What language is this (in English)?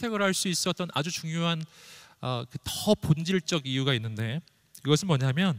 Korean